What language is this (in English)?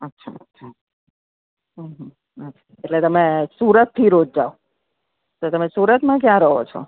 Gujarati